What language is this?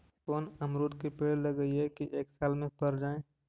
Magahi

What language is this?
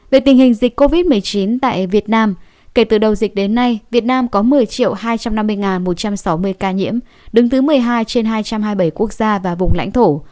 Vietnamese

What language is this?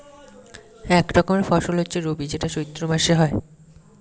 Bangla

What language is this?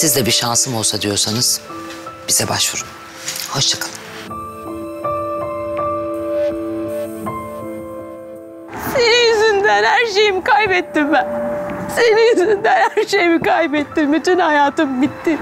Turkish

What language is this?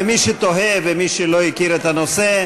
Hebrew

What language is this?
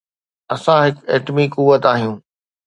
Sindhi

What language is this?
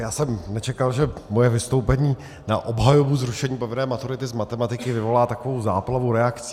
Czech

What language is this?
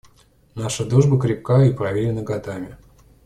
Russian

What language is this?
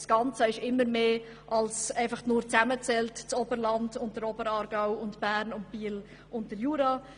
Swiss German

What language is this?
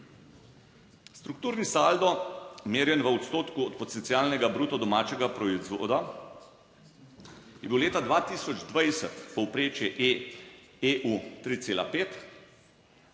Slovenian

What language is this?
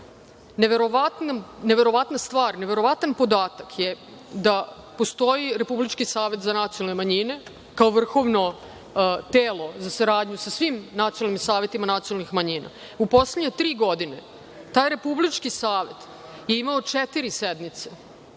Serbian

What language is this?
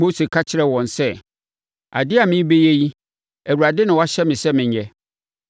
Akan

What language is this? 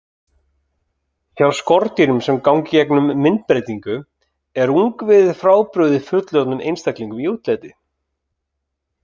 Icelandic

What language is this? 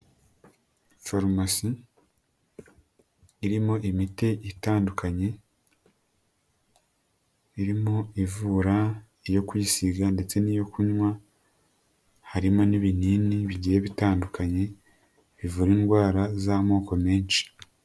Kinyarwanda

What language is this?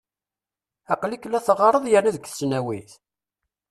Kabyle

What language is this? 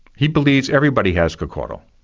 English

